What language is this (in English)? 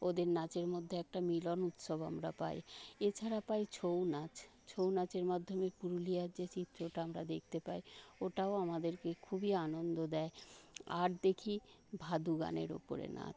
Bangla